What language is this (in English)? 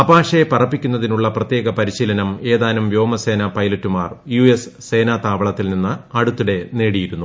Malayalam